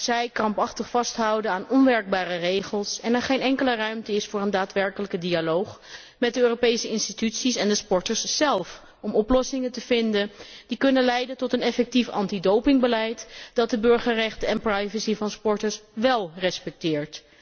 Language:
Dutch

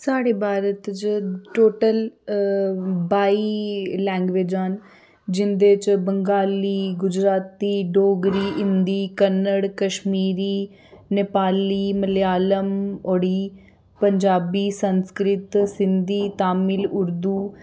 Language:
Dogri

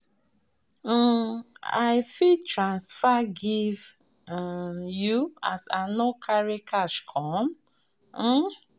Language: Nigerian Pidgin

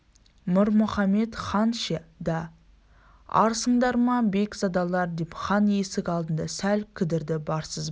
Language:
Kazakh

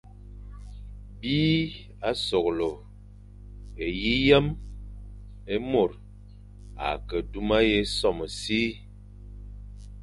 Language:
Fang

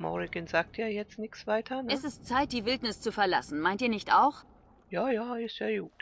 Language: German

